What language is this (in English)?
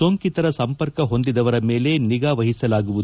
Kannada